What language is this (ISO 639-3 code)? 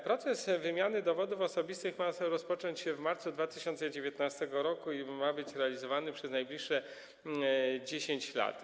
pol